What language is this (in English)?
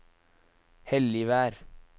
Norwegian